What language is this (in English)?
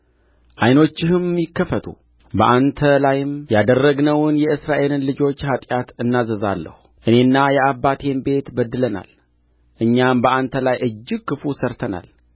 Amharic